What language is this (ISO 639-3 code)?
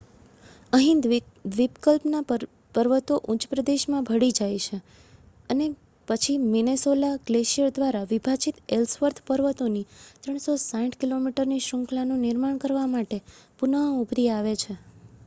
guj